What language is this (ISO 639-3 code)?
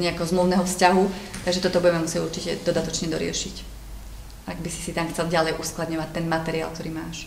slk